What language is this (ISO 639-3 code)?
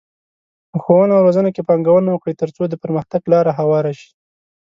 pus